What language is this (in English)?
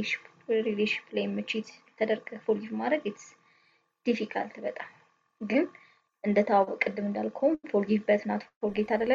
Amharic